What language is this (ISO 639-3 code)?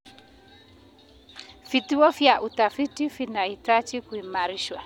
kln